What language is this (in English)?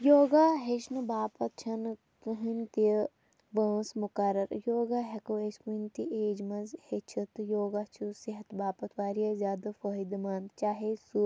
Kashmiri